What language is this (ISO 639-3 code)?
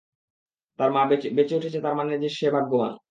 ben